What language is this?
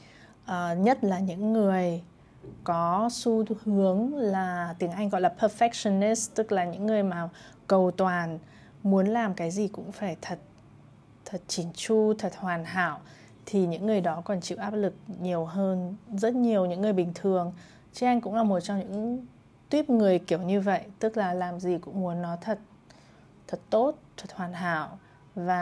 Vietnamese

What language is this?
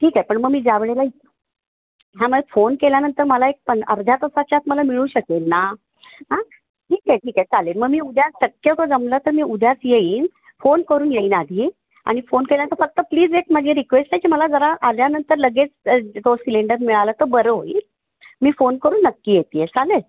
Marathi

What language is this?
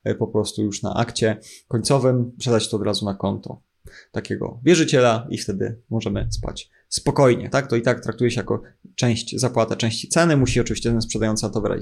Polish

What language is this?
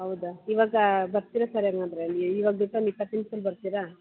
Kannada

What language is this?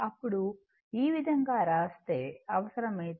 Telugu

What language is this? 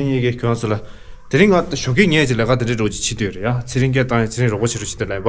Romanian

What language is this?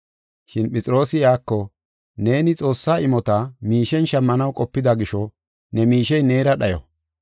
Gofa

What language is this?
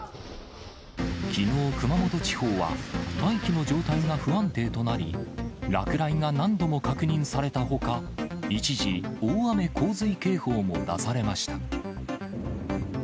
Japanese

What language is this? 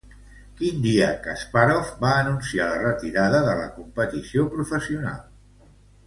Catalan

